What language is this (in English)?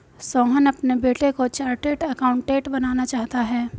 Hindi